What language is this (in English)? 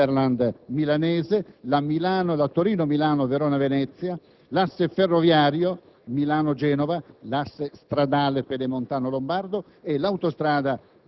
Italian